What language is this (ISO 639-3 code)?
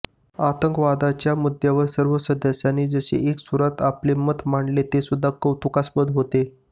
mar